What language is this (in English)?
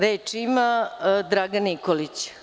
Serbian